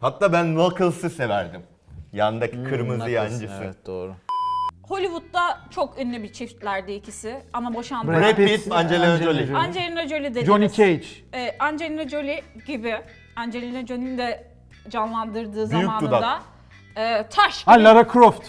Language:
Turkish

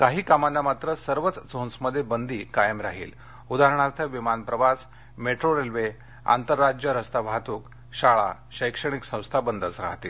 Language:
Marathi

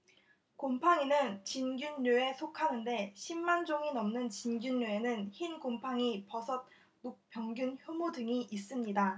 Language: Korean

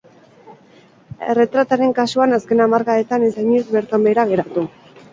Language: Basque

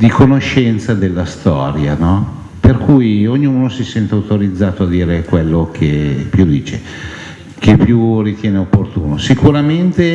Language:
Italian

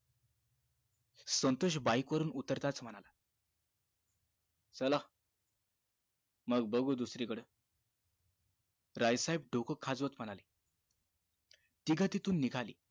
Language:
Marathi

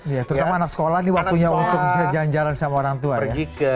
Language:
Indonesian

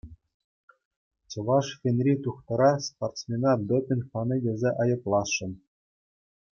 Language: Chuvash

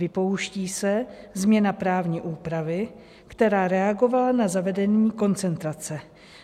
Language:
Czech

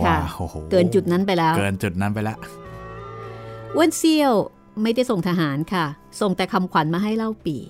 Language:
Thai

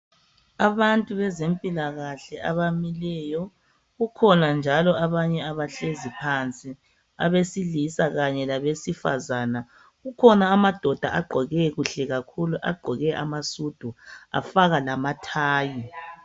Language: North Ndebele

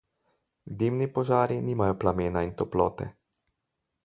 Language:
Slovenian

